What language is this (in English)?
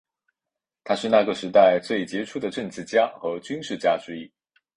Chinese